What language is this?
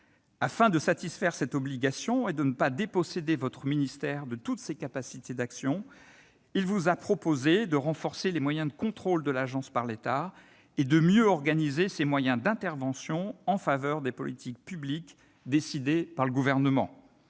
French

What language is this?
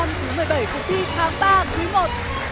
Vietnamese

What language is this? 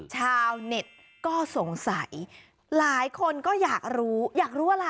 Thai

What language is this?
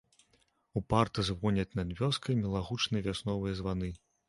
Belarusian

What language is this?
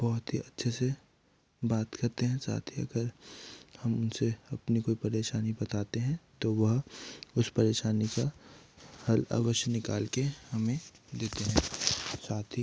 Hindi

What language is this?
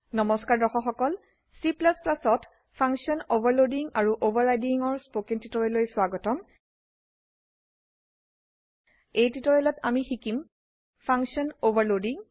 Assamese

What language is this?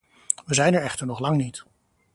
Dutch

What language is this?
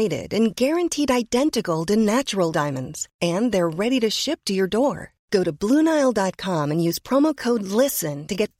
Persian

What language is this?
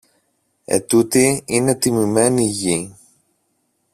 Greek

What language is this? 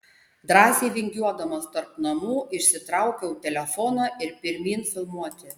Lithuanian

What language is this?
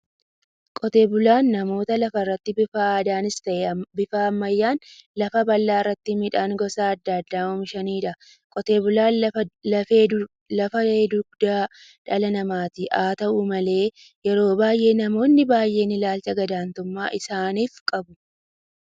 Oromo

